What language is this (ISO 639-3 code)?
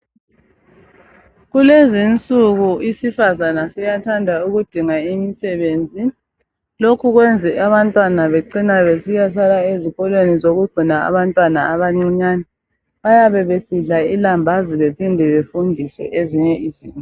nde